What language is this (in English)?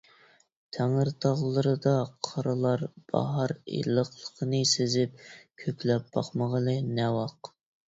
Uyghur